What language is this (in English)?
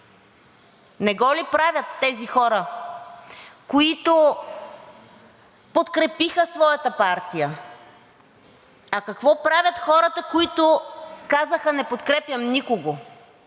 Bulgarian